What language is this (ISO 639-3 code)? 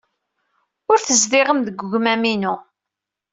kab